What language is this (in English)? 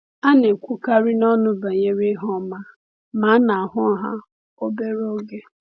Igbo